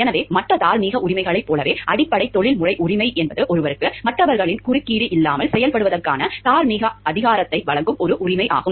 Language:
Tamil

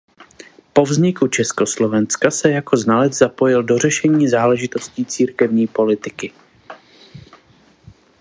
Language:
Czech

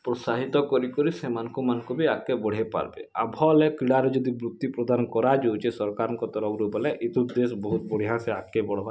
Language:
Odia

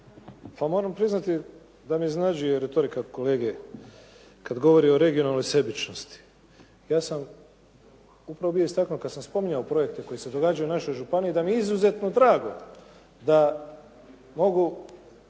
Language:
Croatian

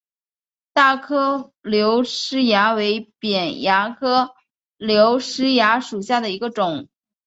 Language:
Chinese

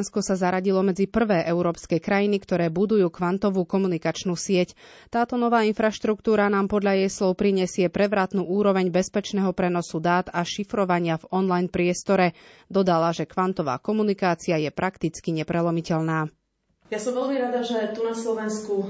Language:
Slovak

